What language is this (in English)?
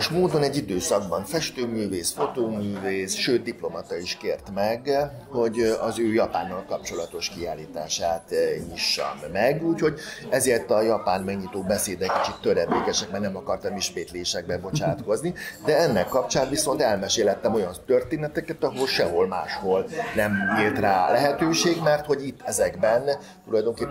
Hungarian